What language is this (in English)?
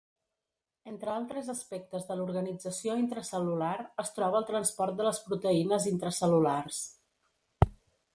Catalan